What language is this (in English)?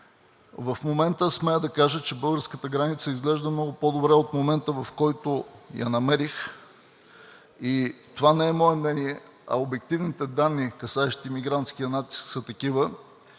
Bulgarian